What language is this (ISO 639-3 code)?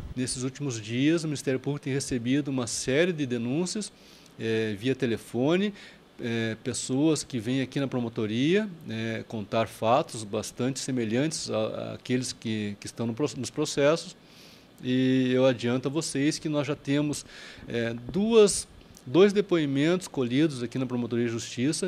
por